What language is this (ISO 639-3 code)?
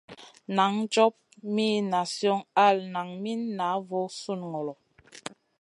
mcn